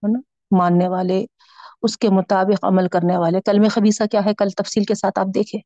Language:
Urdu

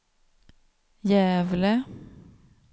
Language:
Swedish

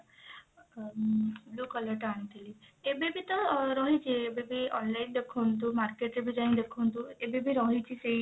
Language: Odia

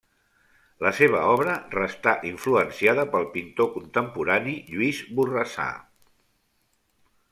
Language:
Catalan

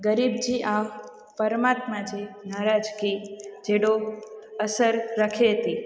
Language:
Sindhi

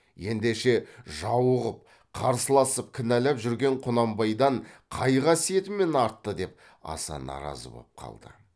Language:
Kazakh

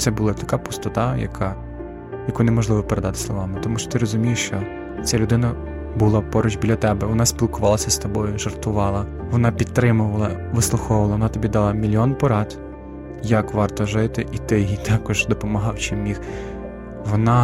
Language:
Ukrainian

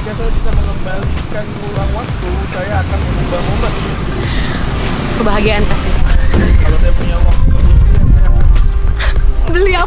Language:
Indonesian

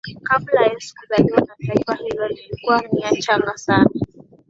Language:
Swahili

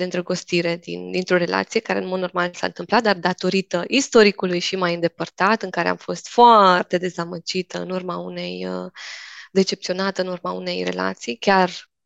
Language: Romanian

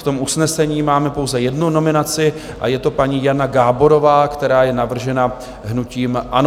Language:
Czech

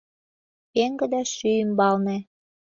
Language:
Mari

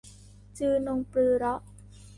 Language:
Thai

